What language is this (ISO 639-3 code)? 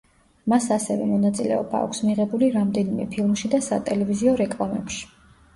kat